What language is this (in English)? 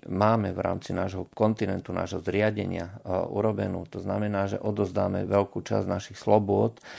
Slovak